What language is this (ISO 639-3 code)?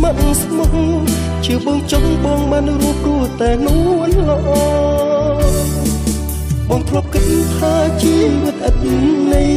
ron